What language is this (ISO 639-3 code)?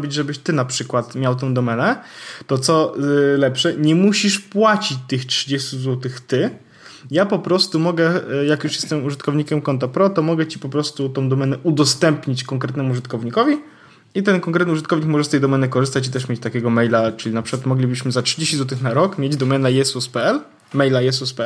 pol